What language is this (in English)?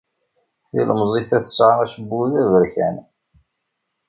Kabyle